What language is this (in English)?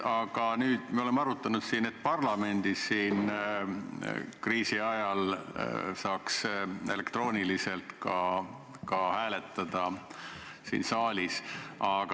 Estonian